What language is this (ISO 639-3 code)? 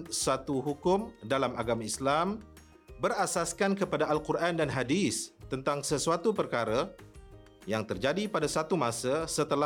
msa